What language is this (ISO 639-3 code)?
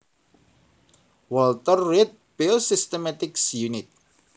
jav